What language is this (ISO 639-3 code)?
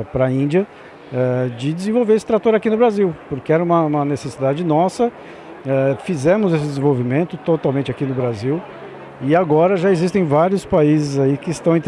por